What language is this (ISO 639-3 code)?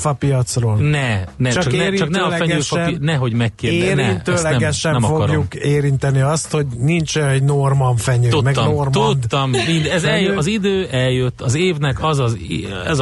hun